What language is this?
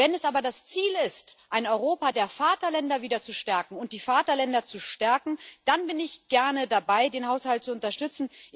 German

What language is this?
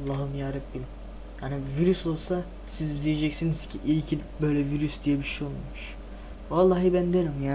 Turkish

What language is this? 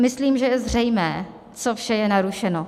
Czech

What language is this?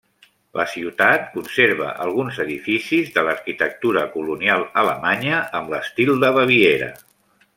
Catalan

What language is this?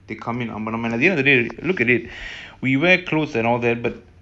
English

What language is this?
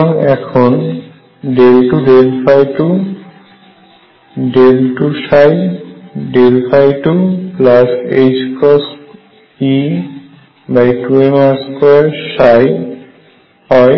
Bangla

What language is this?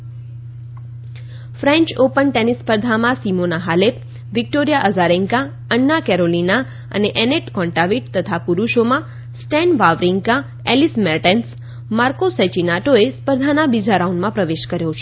Gujarati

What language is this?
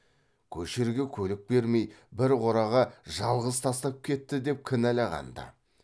Kazakh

